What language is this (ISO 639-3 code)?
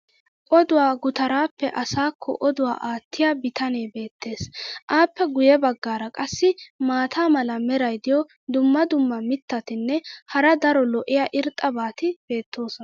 wal